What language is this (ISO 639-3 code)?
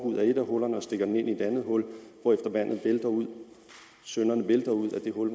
dan